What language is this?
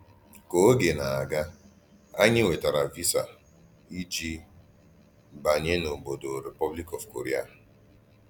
Igbo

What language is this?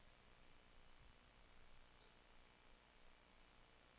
Danish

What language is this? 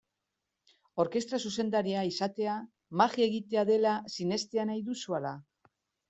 Basque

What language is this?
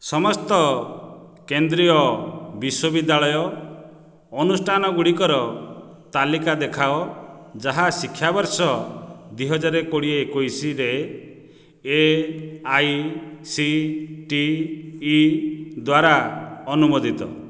Odia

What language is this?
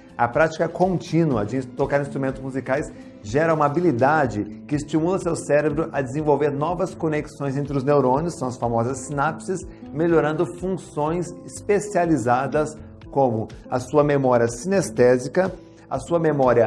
Portuguese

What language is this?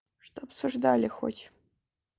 Russian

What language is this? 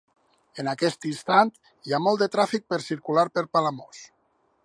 Catalan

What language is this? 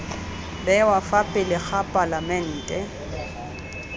Tswana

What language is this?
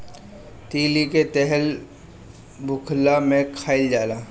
Bhojpuri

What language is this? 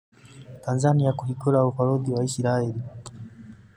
Kikuyu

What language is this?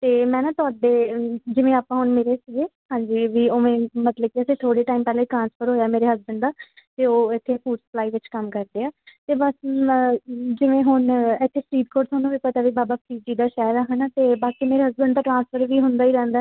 Punjabi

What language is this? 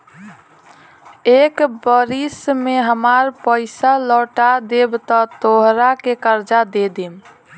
Bhojpuri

